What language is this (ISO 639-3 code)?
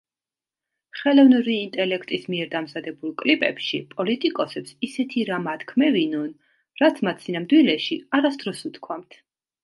kat